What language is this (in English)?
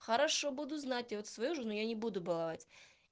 Russian